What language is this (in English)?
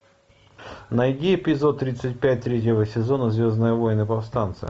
Russian